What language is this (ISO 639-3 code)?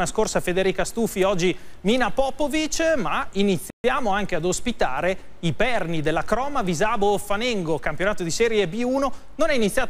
ita